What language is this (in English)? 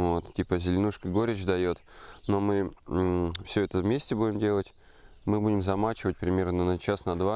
Russian